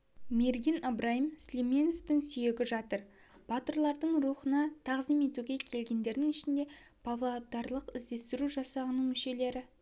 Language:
Kazakh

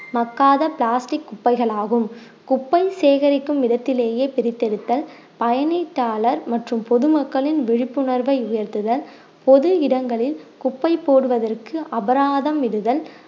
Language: Tamil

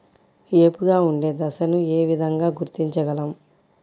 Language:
Telugu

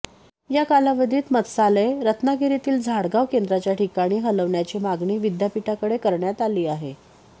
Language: Marathi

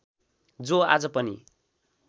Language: Nepali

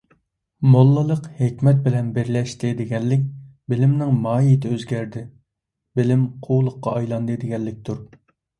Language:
Uyghur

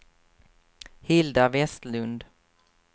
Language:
Swedish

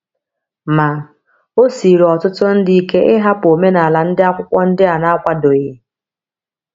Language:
Igbo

